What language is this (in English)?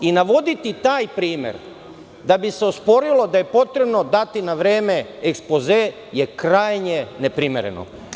Serbian